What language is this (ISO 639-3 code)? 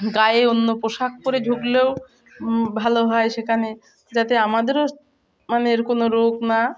ben